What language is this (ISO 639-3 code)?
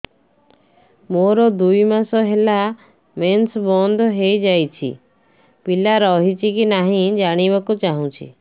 ori